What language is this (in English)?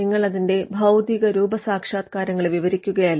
Malayalam